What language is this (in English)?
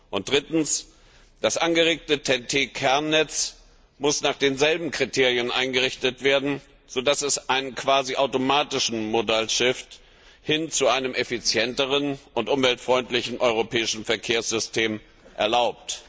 German